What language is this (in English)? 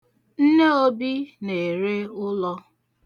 Igbo